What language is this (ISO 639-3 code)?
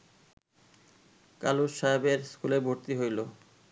ben